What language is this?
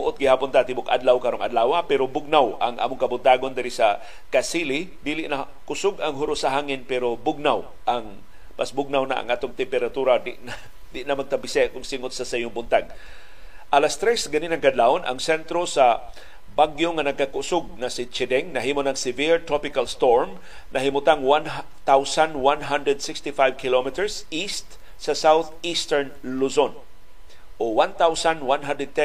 Filipino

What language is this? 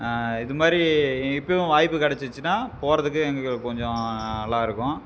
Tamil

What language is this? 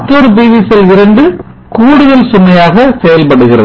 Tamil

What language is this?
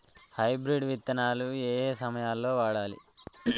Telugu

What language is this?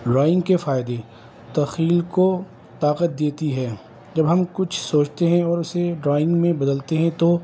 Urdu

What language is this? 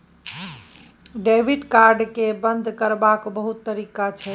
Maithili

